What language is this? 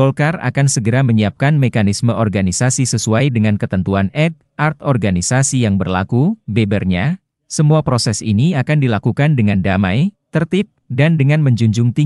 Indonesian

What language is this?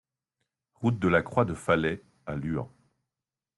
French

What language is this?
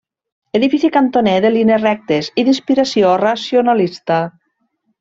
Catalan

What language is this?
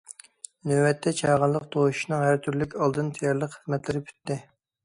Uyghur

